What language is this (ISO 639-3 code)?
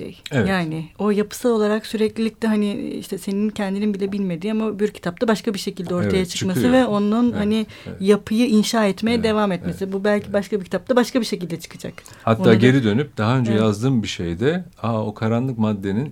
tur